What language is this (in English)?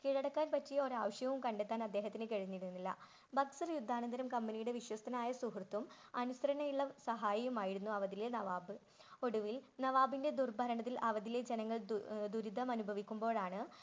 Malayalam